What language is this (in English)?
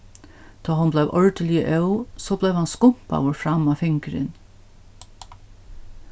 Faroese